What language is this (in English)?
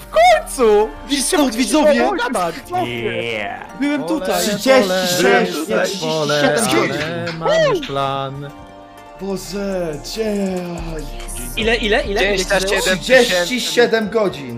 Polish